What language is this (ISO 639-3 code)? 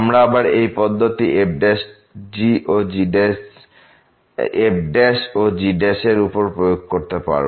ben